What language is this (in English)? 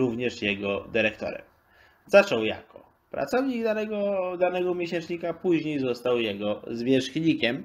Polish